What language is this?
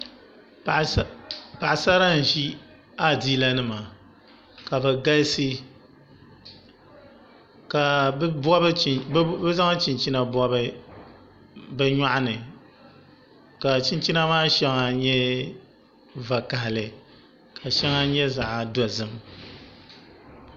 Dagbani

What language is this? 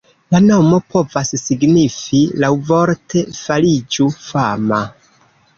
Esperanto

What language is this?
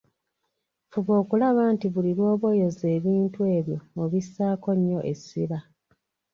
Ganda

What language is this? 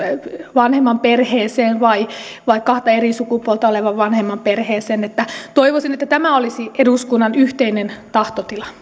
Finnish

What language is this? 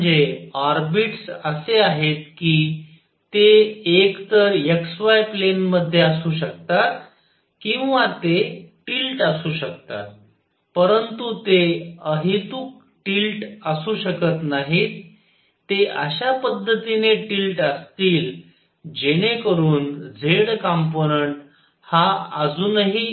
Marathi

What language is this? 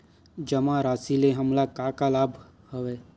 Chhattisgarhi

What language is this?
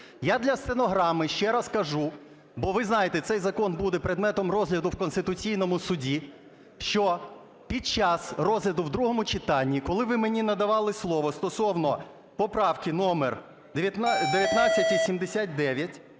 Ukrainian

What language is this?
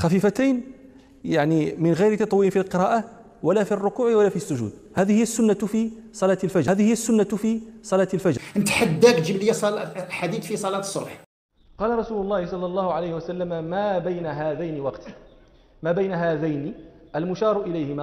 Arabic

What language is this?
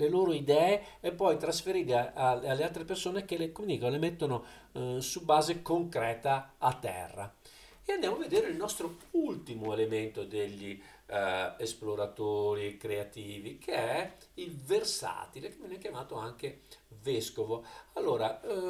Italian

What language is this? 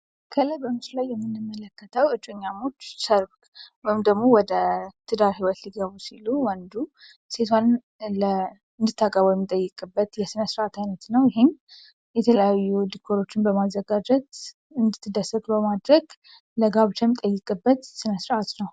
Amharic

